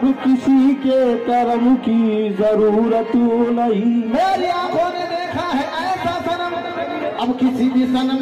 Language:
Arabic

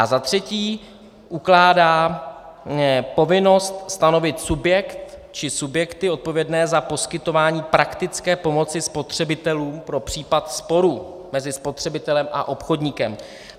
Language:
Czech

